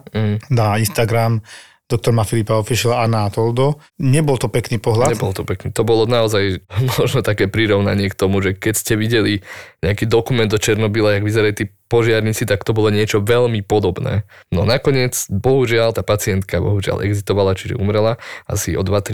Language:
Slovak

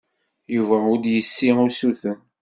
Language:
Kabyle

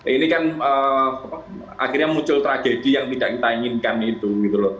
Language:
Indonesian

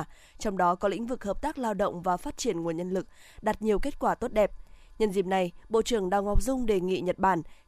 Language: Vietnamese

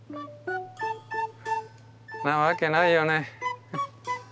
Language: Japanese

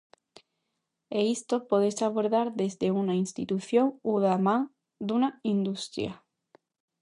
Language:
Galician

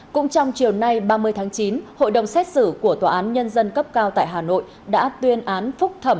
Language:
Vietnamese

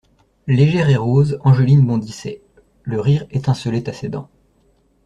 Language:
French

